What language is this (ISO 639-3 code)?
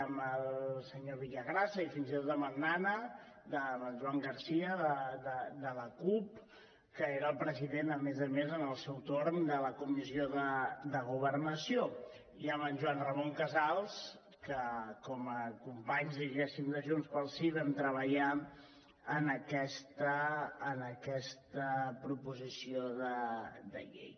cat